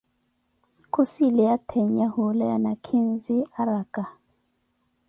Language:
Koti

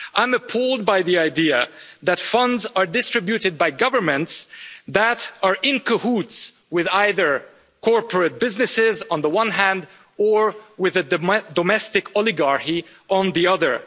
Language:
English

